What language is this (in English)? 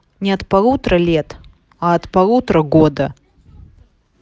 Russian